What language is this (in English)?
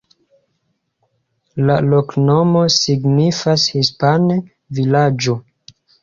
Esperanto